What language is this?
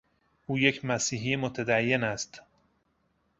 Persian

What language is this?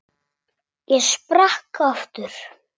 Icelandic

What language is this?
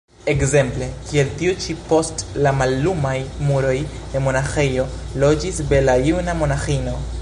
Esperanto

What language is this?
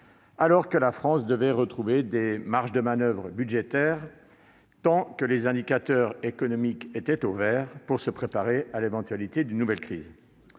French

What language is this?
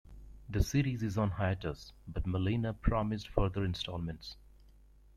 English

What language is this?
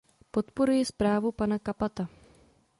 Czech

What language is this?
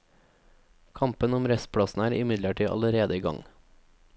Norwegian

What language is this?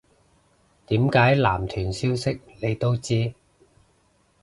Cantonese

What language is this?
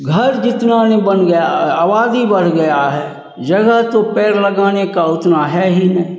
Hindi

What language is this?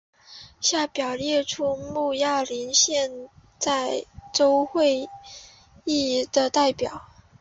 Chinese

